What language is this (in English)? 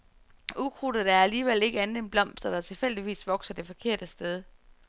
Danish